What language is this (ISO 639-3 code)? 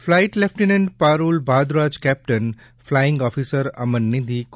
guj